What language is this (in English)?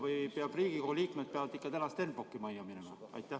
Estonian